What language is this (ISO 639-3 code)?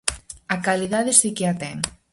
glg